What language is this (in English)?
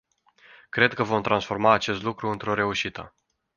Romanian